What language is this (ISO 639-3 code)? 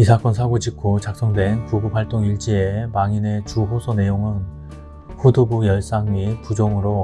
kor